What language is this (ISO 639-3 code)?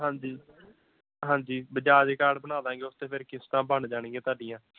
pan